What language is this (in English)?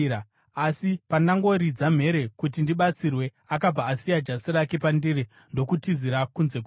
Shona